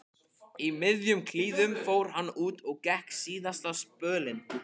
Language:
Icelandic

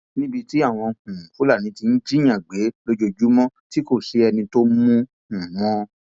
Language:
Yoruba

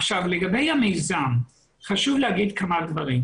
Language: Hebrew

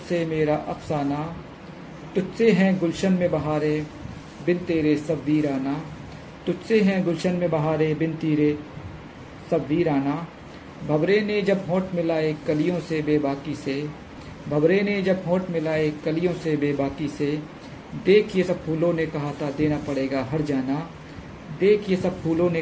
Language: Hindi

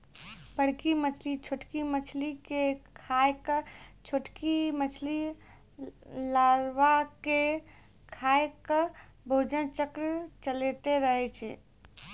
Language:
Maithili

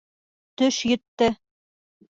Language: Bashkir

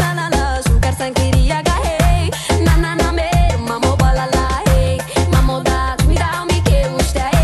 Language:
Bulgarian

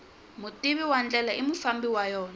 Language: Tsonga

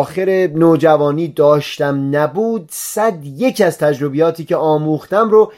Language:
Persian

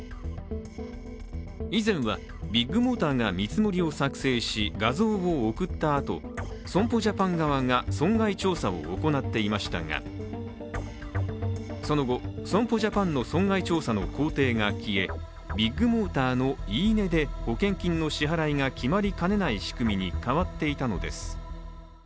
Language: Japanese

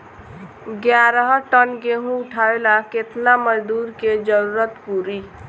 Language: Bhojpuri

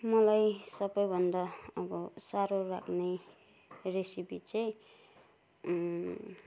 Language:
Nepali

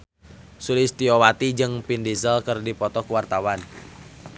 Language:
Sundanese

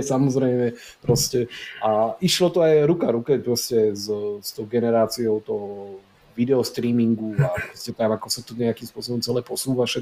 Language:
Slovak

